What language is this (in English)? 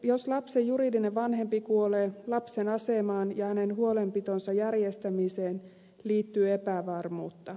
Finnish